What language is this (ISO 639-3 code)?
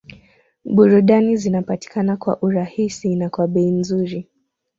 swa